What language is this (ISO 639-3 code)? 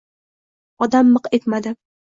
uzb